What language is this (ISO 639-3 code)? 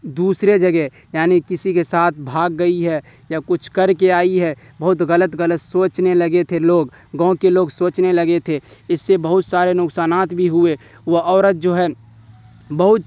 urd